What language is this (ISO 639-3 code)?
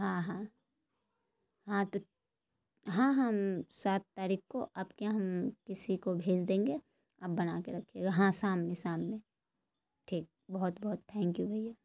urd